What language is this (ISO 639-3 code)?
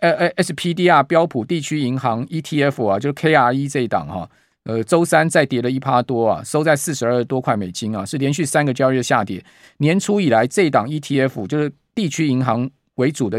zho